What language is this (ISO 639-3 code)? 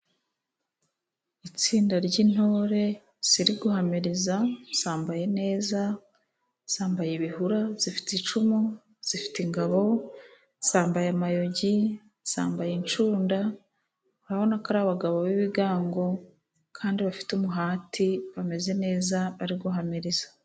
kin